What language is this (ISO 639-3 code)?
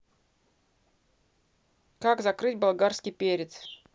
rus